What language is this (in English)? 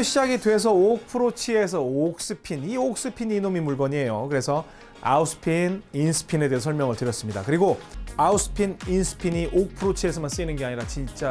Korean